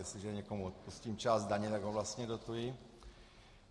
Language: Czech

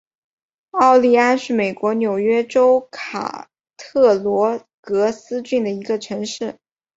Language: Chinese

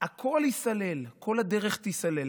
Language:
Hebrew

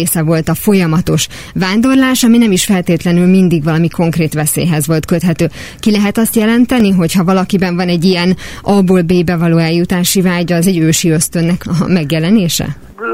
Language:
Hungarian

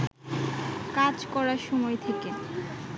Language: Bangla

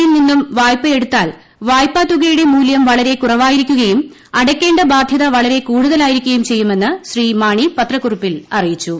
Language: Malayalam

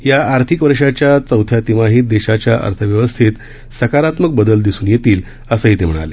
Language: Marathi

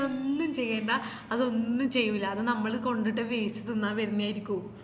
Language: Malayalam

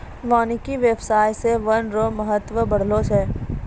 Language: Maithili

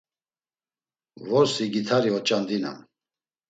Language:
Laz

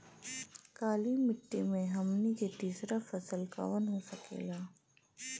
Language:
Bhojpuri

